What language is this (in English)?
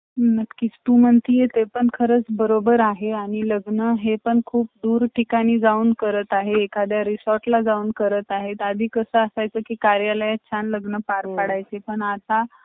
Marathi